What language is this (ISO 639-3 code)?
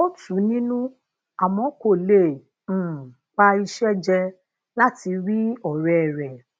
yor